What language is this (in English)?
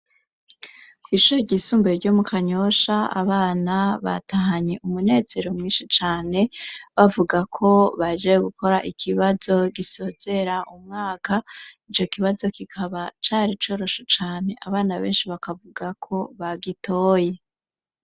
Rundi